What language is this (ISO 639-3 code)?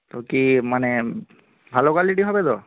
ben